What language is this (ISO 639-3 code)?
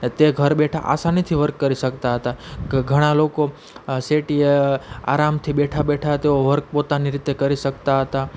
guj